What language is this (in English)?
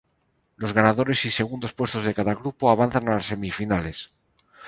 Spanish